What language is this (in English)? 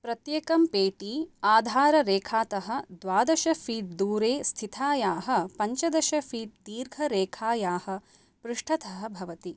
Sanskrit